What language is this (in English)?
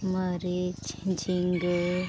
Santali